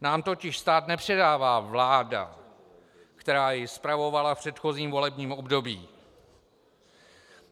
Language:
Czech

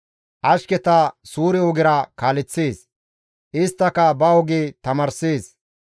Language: Gamo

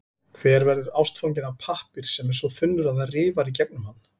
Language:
Icelandic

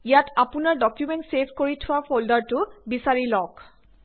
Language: Assamese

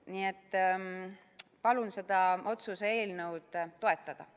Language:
Estonian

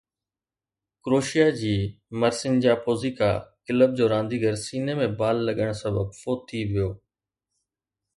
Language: Sindhi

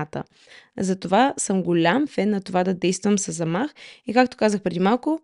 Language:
Bulgarian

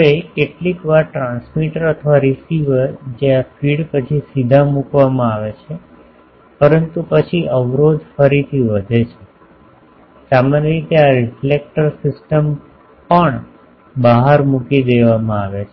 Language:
Gujarati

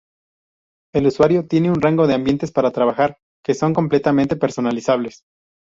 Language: Spanish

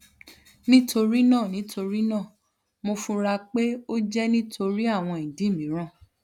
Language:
Yoruba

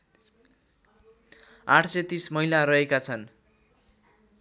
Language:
Nepali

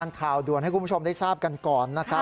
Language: Thai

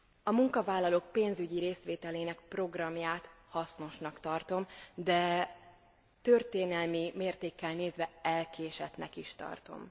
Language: Hungarian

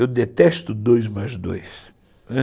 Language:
Portuguese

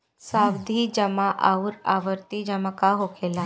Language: Bhojpuri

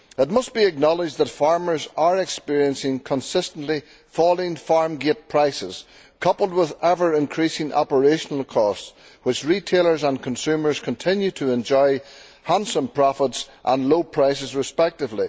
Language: English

